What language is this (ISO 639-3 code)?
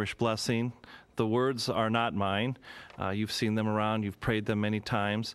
eng